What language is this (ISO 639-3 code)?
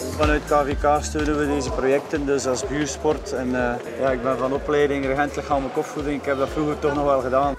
nld